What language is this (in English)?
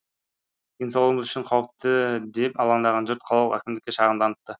Kazakh